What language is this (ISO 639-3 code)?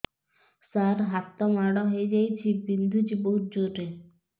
ori